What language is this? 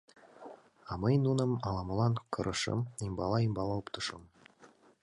Mari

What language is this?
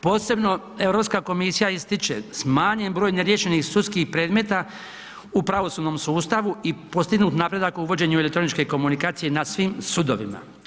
Croatian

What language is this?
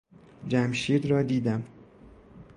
Persian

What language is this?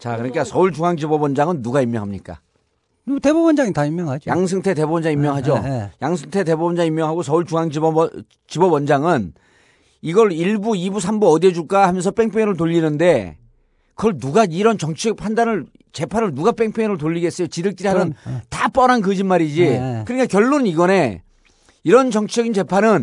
Korean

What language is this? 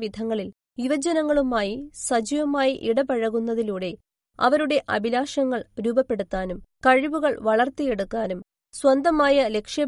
Malayalam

